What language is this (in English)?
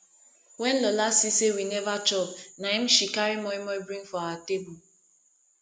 Nigerian Pidgin